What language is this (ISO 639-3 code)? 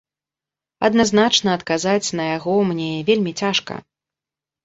bel